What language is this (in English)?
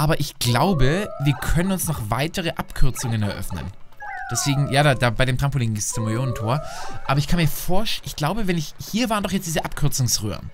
German